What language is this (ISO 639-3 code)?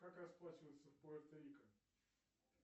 rus